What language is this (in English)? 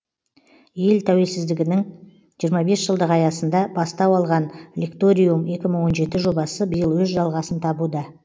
Kazakh